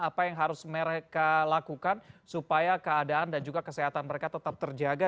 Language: Indonesian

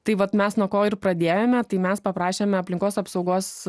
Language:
Lithuanian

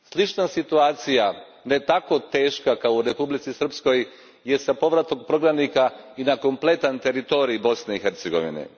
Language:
Croatian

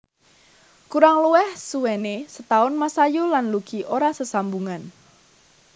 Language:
Javanese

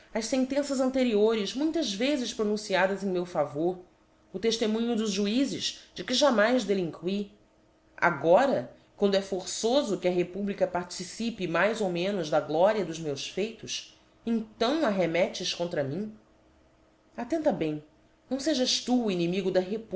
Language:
Portuguese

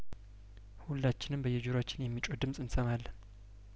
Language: Amharic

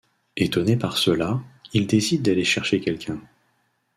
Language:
French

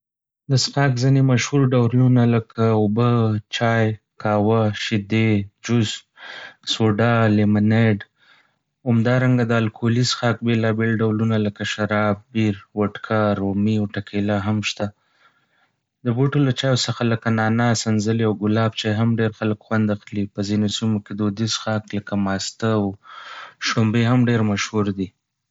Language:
Pashto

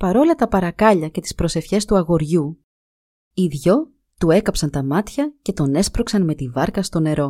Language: Greek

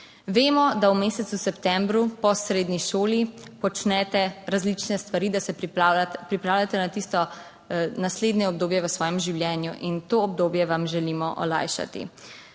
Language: Slovenian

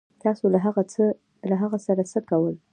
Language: Pashto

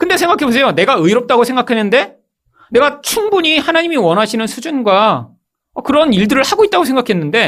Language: Korean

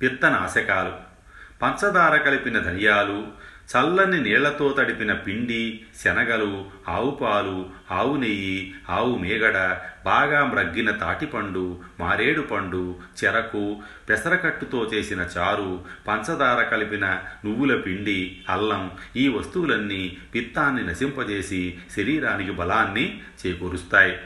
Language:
Telugu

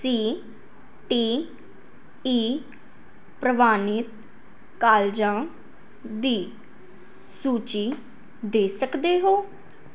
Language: Punjabi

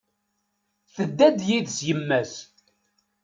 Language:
Kabyle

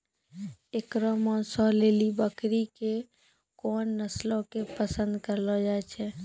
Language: Maithili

